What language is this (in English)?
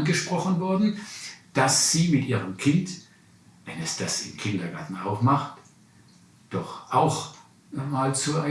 German